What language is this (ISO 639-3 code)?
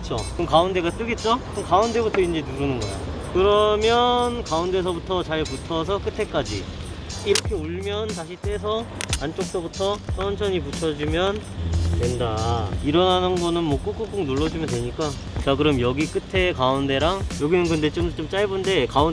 kor